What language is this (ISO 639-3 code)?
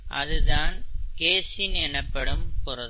tam